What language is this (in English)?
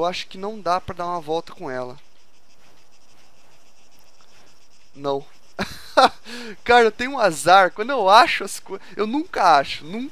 Portuguese